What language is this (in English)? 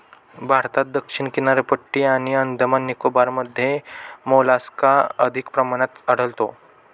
Marathi